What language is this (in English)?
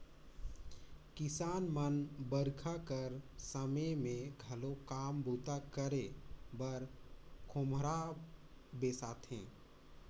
Chhattisgarhi